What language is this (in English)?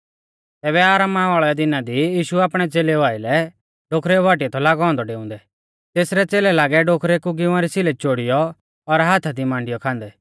Mahasu Pahari